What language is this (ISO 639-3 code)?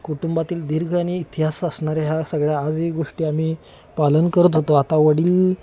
mar